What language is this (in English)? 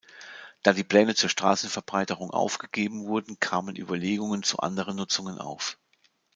German